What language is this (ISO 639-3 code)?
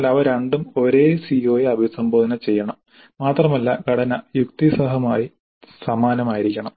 mal